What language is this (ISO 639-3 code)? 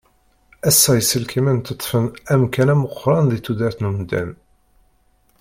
kab